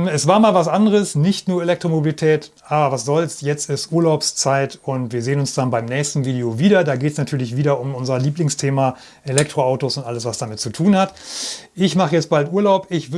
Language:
German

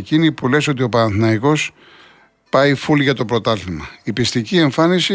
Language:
Greek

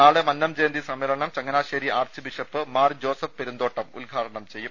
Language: Malayalam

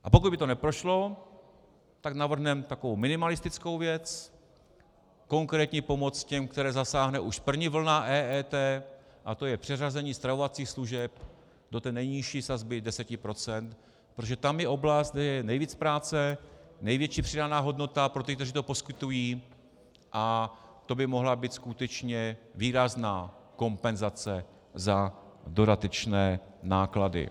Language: Czech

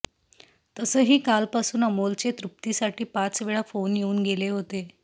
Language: Marathi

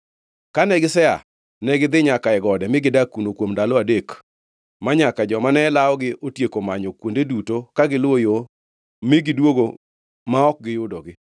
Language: Luo (Kenya and Tanzania)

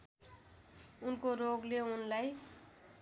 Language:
Nepali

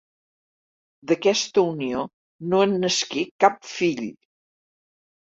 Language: Catalan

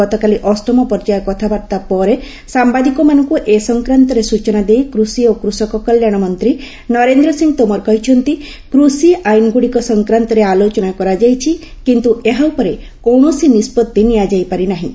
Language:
Odia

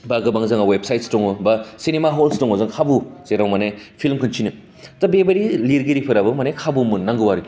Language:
Bodo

